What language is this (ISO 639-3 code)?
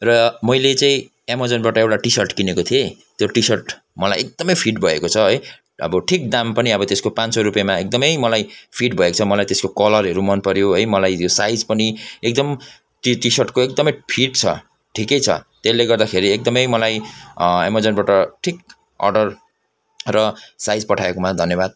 nep